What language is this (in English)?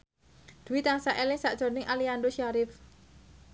Javanese